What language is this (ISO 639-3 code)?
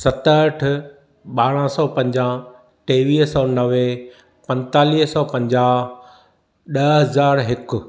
snd